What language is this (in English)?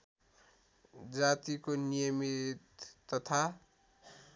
Nepali